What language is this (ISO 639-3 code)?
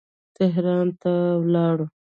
pus